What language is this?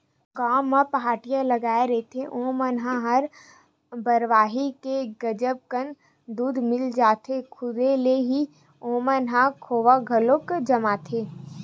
Chhattisgarhi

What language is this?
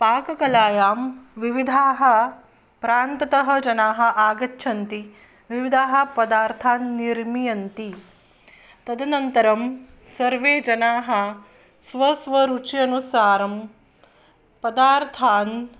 Sanskrit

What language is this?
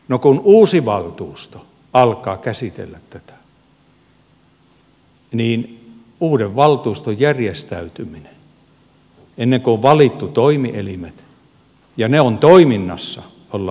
Finnish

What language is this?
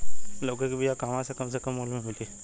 Bhojpuri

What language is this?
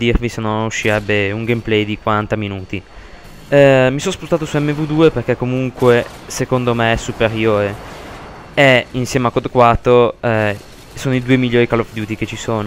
Italian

